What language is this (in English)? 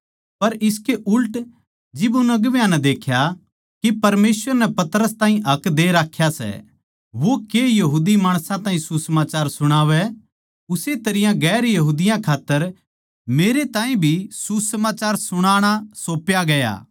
Haryanvi